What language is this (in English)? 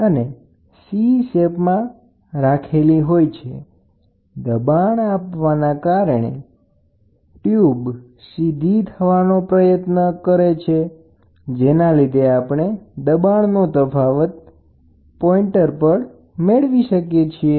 Gujarati